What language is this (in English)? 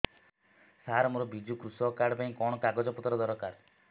Odia